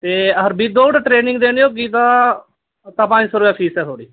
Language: Dogri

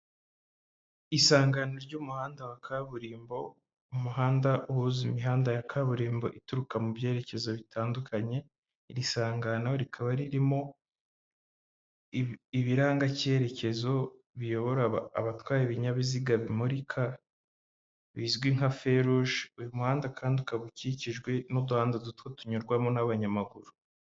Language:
Kinyarwanda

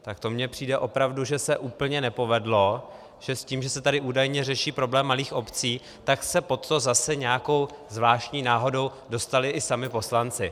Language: Czech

